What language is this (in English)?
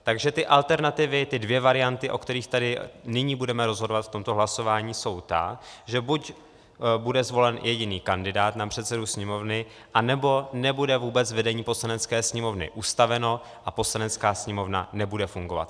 Czech